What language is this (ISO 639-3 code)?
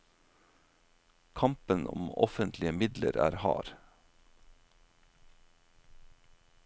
nor